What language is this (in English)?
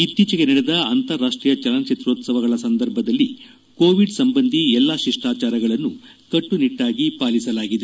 Kannada